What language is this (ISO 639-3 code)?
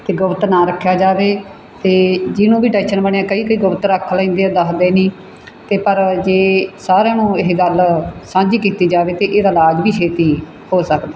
pan